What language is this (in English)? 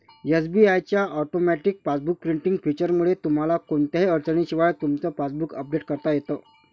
Marathi